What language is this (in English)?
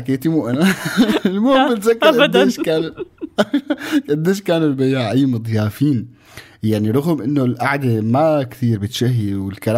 Arabic